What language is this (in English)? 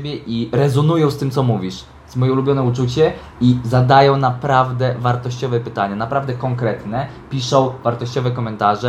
Polish